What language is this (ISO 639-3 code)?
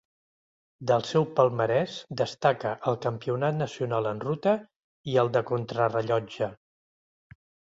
cat